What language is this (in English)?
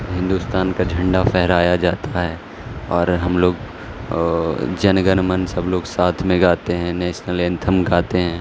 Urdu